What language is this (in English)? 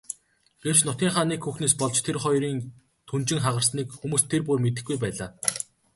Mongolian